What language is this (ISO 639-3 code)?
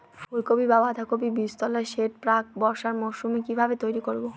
ben